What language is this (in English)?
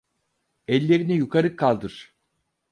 Turkish